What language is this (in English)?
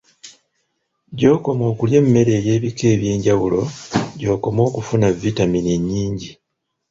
Ganda